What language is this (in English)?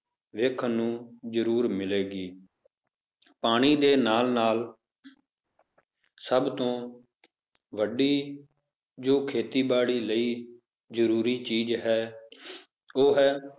Punjabi